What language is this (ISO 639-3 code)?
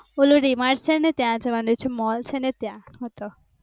guj